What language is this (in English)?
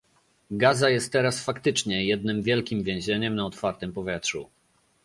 Polish